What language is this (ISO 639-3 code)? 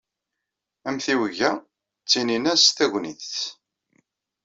kab